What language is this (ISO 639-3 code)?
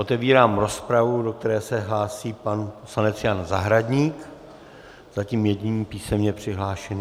ces